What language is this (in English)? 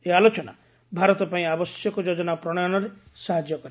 Odia